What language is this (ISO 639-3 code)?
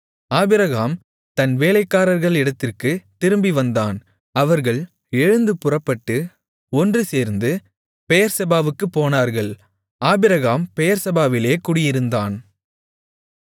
tam